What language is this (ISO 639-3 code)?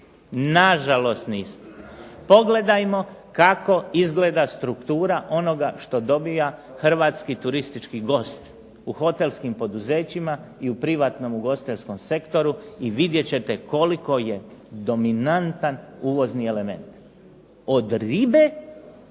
hrv